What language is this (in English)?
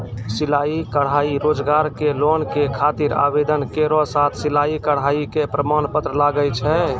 Maithili